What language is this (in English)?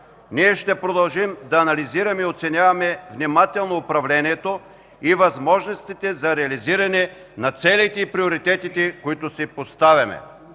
Bulgarian